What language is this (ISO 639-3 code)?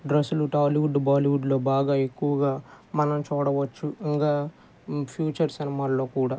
tel